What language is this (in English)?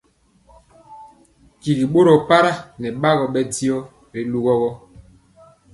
Mpiemo